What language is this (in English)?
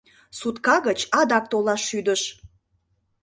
Mari